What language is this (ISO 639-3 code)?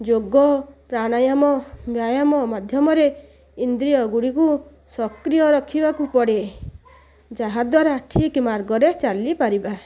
ori